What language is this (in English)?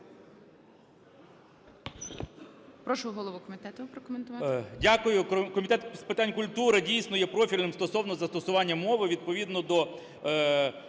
Ukrainian